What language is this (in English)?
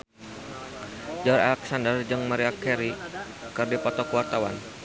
Sundanese